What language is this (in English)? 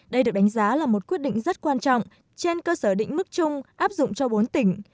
Vietnamese